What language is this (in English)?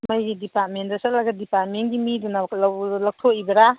Manipuri